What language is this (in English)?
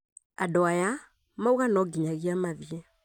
Kikuyu